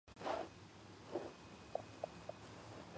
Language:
Georgian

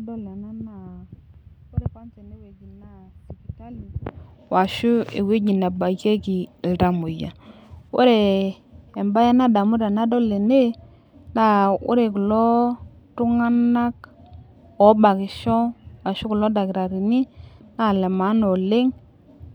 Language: Masai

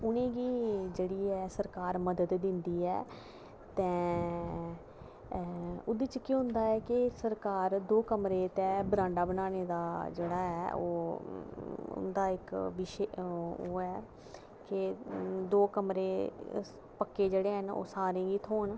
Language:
Dogri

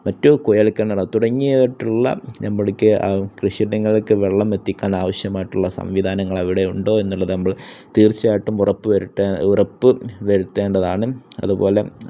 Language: Malayalam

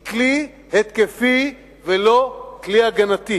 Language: Hebrew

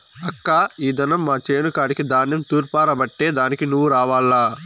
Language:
Telugu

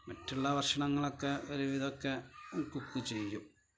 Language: Malayalam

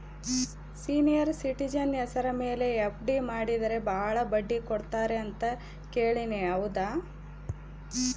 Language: Kannada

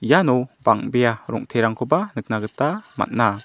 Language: Garo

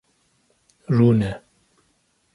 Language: Kurdish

